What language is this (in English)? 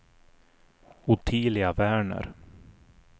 Swedish